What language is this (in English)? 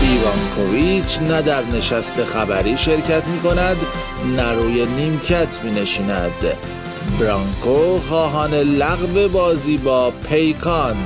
Persian